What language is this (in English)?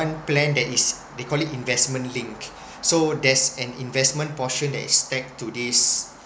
English